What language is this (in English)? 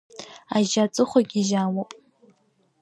Abkhazian